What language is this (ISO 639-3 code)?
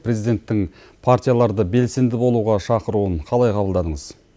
kaz